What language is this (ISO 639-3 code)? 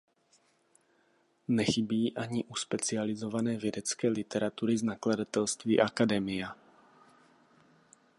ces